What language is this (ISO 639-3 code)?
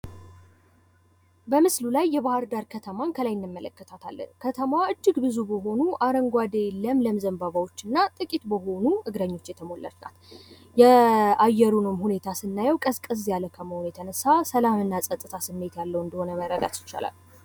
amh